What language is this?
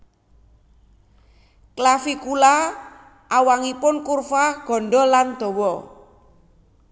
Javanese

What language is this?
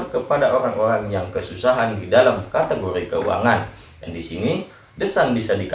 Indonesian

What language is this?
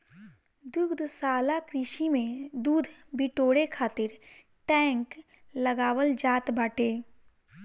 Bhojpuri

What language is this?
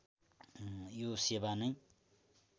Nepali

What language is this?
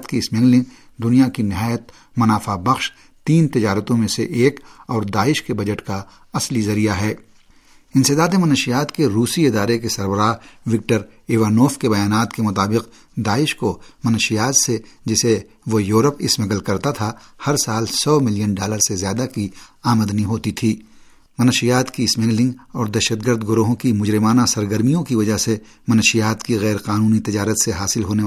Urdu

